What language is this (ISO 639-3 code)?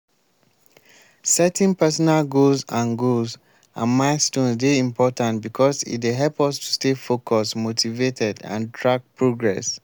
pcm